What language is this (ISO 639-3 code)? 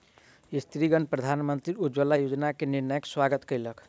mai